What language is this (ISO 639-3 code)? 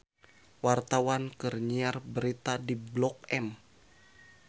sun